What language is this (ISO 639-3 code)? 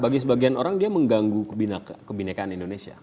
ind